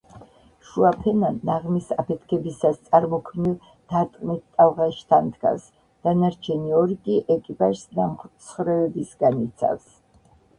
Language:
Georgian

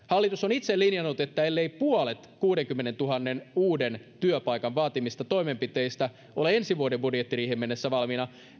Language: Finnish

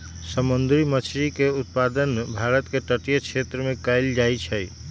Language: Magahi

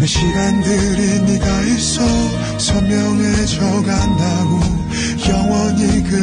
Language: Korean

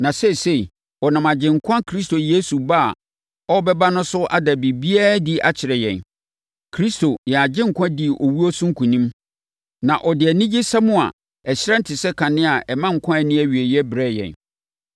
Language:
Akan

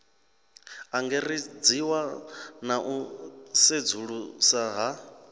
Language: Venda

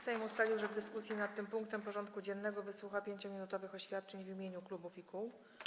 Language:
Polish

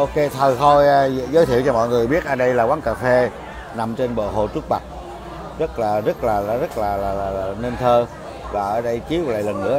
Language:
Vietnamese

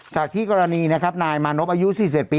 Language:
Thai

